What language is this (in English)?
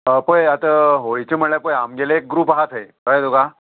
Konkani